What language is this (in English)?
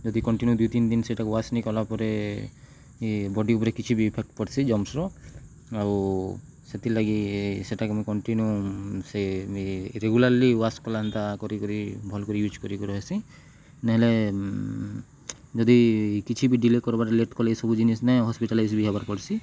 Odia